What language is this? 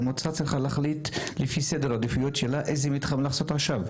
Hebrew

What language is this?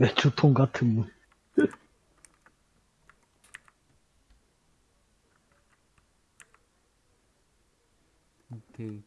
Korean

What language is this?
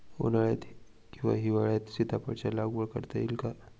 Marathi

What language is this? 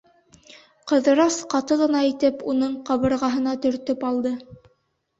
Bashkir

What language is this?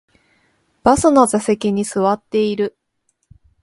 Japanese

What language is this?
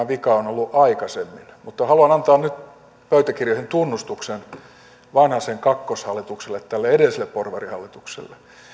Finnish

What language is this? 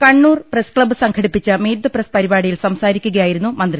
Malayalam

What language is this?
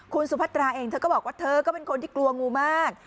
Thai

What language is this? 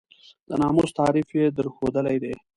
Pashto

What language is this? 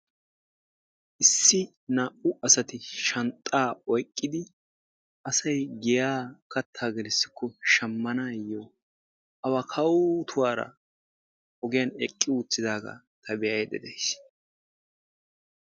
Wolaytta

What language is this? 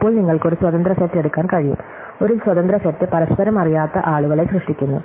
Malayalam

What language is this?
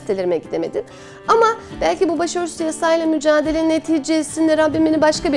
Turkish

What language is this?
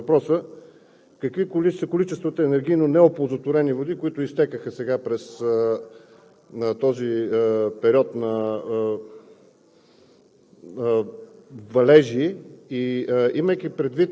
Bulgarian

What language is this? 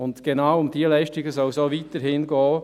Swiss German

